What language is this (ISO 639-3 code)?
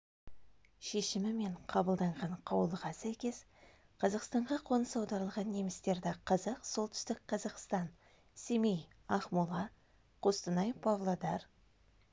kaz